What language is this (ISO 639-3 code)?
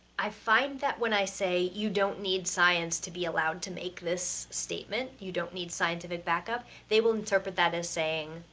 eng